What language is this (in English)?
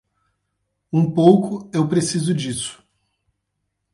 Portuguese